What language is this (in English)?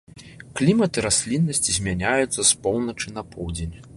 Belarusian